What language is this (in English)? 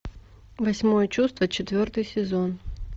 Russian